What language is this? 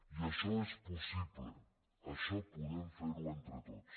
Catalan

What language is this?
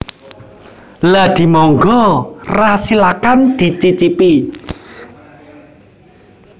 Javanese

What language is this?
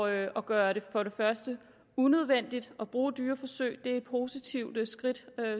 Danish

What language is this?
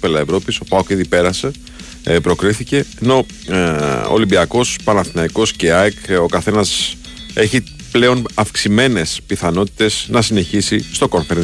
Greek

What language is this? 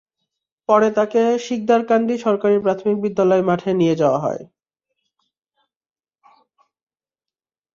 Bangla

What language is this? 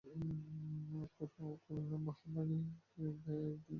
Bangla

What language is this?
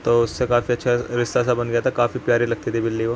Urdu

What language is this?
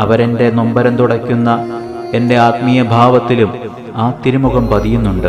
Malayalam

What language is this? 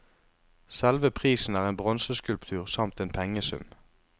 Norwegian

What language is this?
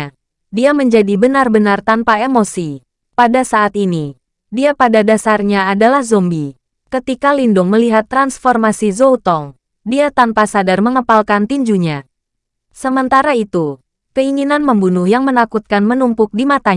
Indonesian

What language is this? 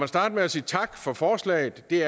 Danish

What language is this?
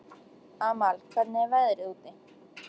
Icelandic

